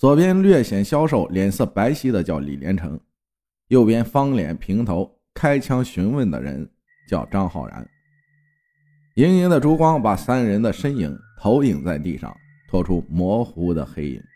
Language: Chinese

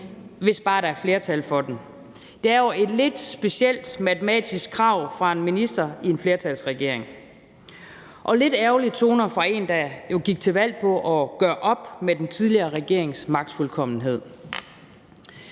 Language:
Danish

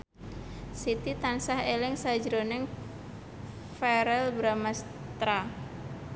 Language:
Javanese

